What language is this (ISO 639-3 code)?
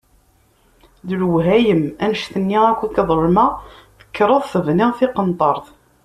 kab